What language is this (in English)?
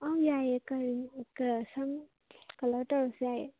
Manipuri